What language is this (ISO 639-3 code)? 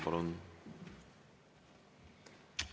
est